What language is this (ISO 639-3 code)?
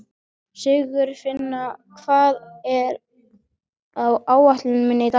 isl